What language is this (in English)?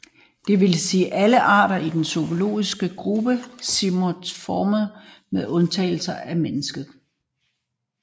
Danish